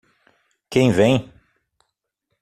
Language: Portuguese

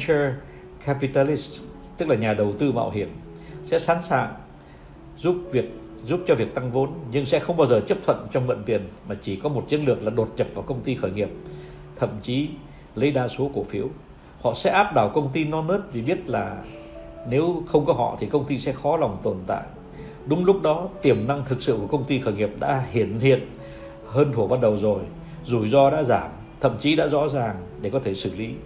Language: Vietnamese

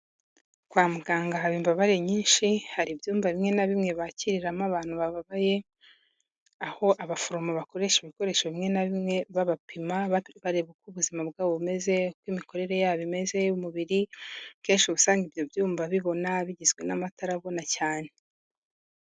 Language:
Kinyarwanda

